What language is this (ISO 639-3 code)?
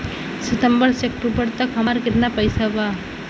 bho